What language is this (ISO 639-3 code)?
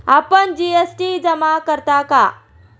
mar